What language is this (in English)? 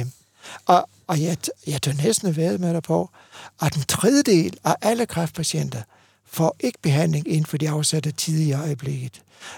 Danish